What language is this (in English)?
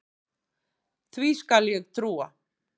Icelandic